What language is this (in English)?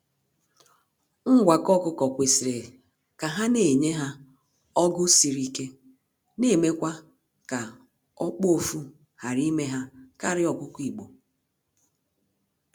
Igbo